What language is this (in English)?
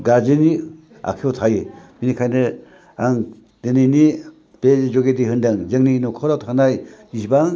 Bodo